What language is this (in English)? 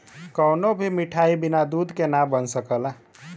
Bhojpuri